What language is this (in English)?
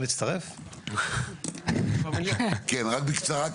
Hebrew